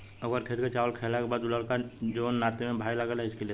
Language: Bhojpuri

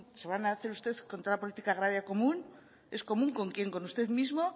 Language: Spanish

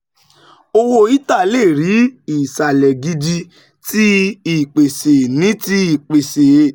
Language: Yoruba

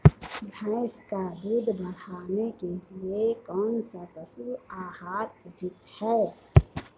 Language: Hindi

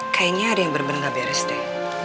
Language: Indonesian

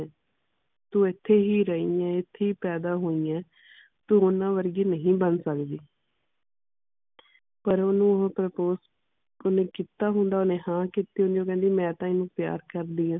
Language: Punjabi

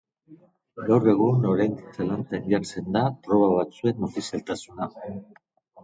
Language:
Basque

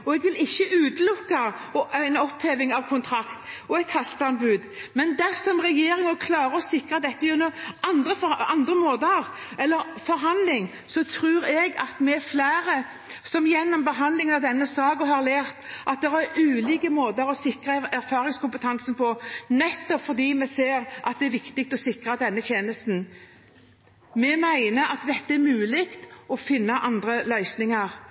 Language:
Norwegian Bokmål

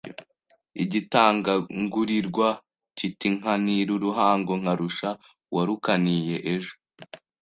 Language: Kinyarwanda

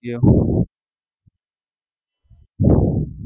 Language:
Gujarati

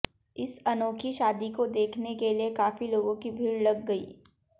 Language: Hindi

